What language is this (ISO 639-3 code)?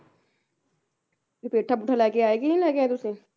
pan